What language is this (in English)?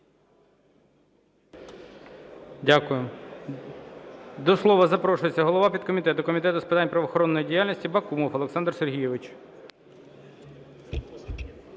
Ukrainian